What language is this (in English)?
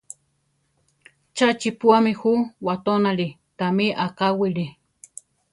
Central Tarahumara